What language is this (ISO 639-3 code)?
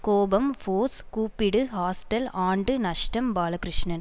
tam